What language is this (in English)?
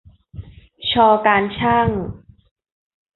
Thai